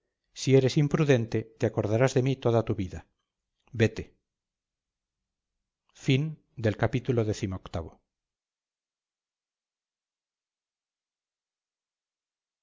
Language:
Spanish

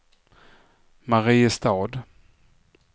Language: Swedish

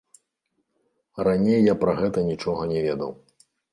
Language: Belarusian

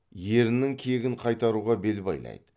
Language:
Kazakh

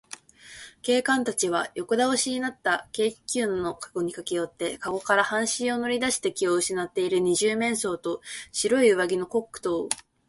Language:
Japanese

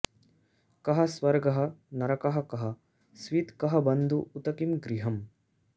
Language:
Sanskrit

